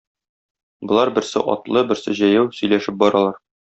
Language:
Tatar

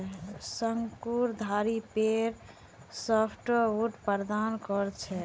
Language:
Magahi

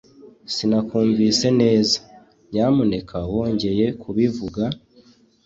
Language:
Kinyarwanda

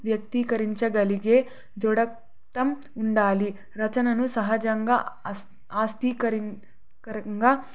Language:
Telugu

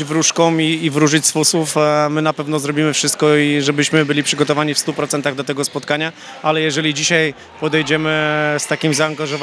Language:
Polish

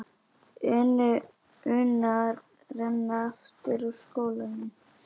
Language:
Icelandic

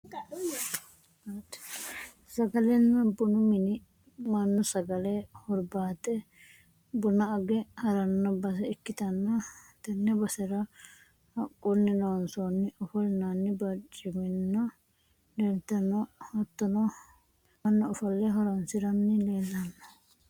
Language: Sidamo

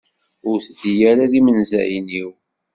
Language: Kabyle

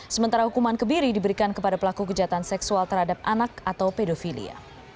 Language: Indonesian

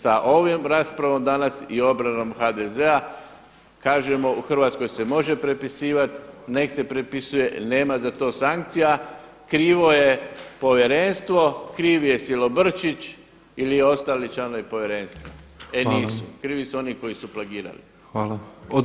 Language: Croatian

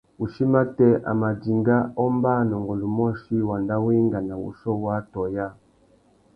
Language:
Tuki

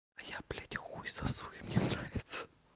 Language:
Russian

